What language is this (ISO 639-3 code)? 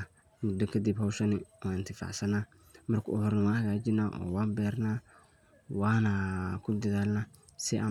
som